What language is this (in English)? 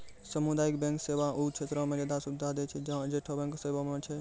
Maithili